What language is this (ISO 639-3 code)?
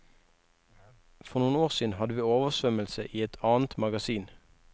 nor